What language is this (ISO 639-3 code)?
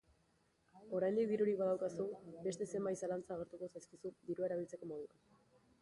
eus